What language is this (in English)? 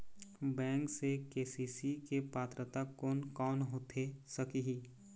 Chhattisgarhi